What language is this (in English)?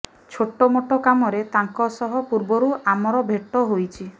Odia